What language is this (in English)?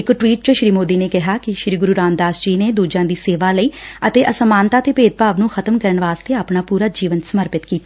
Punjabi